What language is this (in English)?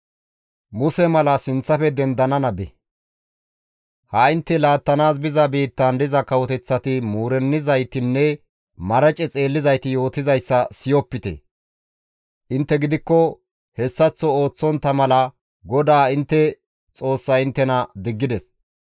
Gamo